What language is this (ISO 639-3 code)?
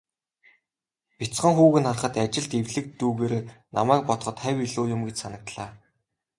mon